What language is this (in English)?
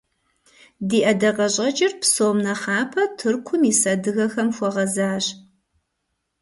Kabardian